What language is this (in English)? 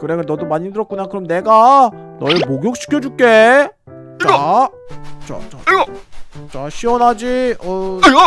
Korean